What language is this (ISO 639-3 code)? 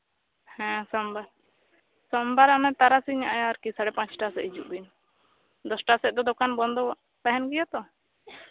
sat